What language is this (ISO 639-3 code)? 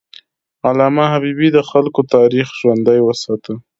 pus